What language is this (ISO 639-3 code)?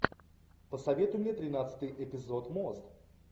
rus